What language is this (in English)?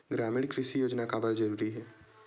Chhattisgarhi